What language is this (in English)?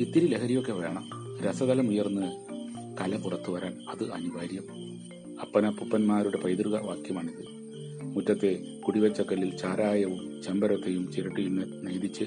Malayalam